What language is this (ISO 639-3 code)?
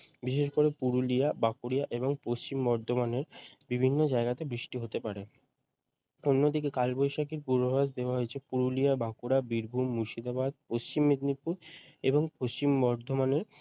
ben